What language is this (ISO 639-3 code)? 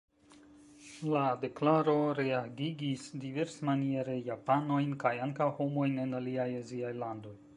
epo